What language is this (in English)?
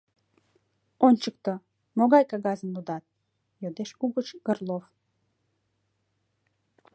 Mari